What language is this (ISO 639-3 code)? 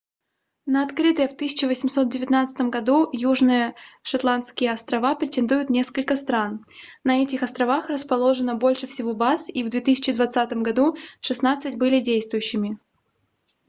rus